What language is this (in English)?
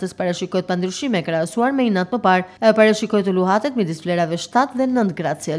Romanian